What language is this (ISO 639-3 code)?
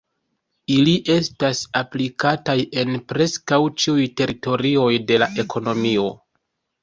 epo